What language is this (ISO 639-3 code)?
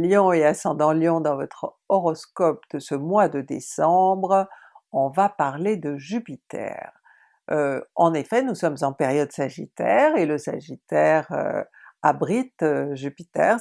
fra